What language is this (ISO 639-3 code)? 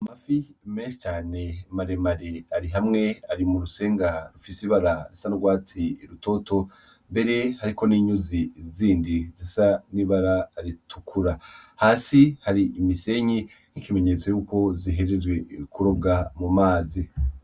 run